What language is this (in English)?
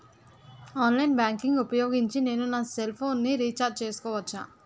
Telugu